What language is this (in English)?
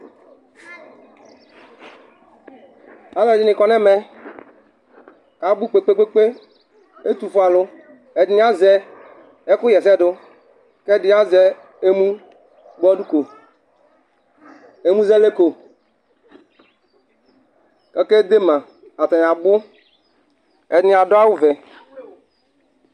Ikposo